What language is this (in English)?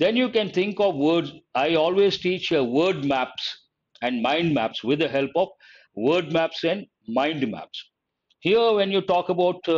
English